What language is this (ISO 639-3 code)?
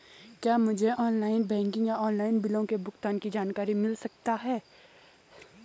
hin